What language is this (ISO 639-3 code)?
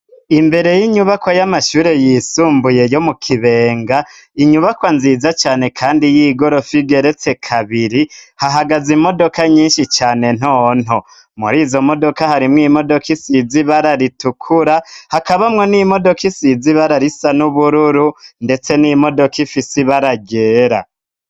run